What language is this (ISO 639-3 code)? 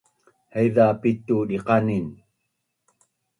bnn